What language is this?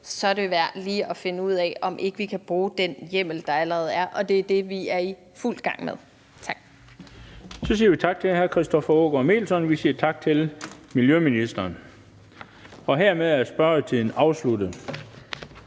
Danish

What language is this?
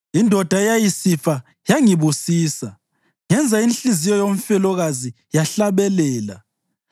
North Ndebele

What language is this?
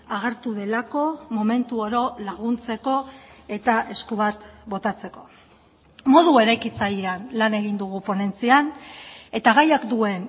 Basque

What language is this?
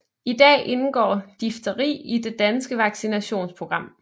Danish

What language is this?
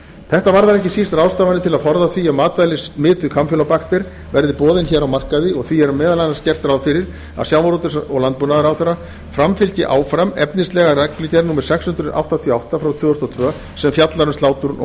Icelandic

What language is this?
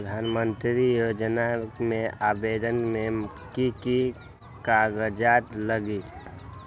Magahi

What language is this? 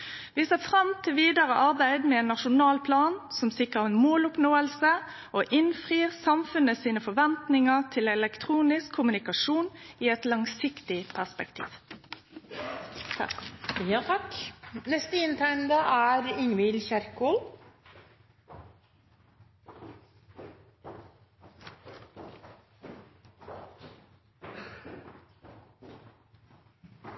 Norwegian Nynorsk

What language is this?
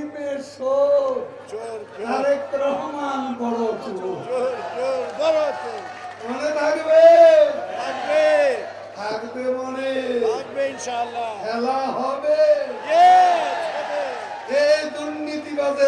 Italian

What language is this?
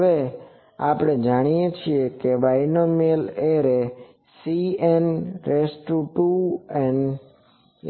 Gujarati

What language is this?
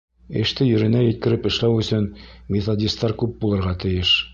Bashkir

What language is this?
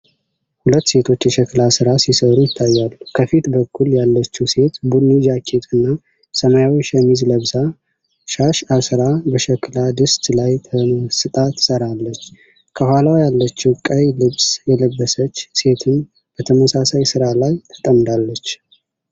Amharic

